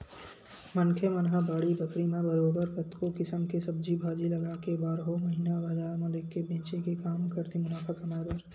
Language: Chhattisgarhi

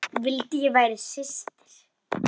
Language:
Icelandic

